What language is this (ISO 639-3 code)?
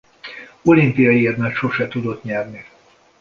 hun